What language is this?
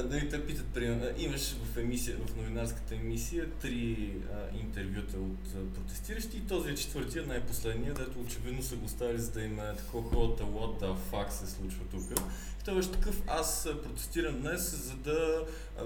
Bulgarian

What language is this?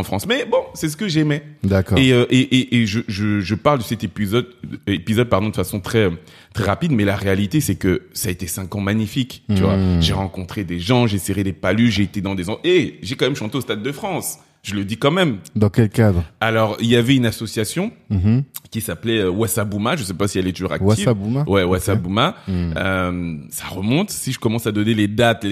French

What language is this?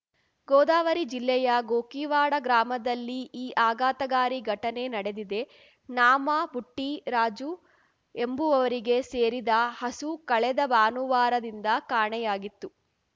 Kannada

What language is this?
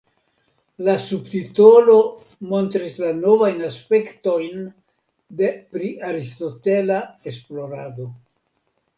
Esperanto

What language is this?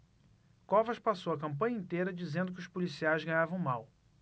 Portuguese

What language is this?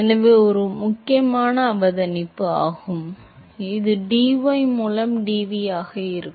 Tamil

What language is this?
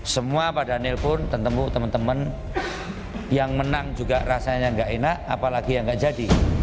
Indonesian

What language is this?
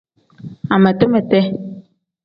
Tem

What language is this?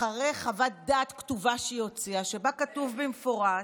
Hebrew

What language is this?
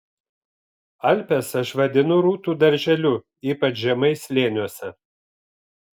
Lithuanian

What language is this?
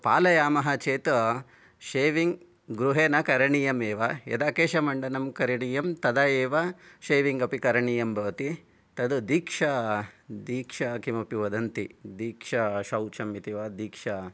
Sanskrit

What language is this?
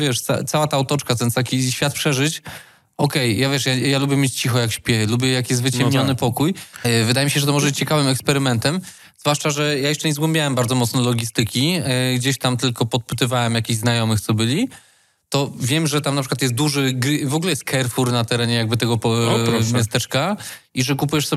Polish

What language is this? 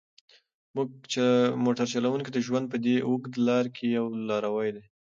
Pashto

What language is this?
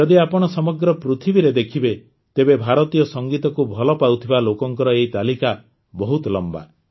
Odia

